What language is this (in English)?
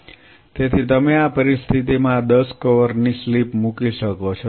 Gujarati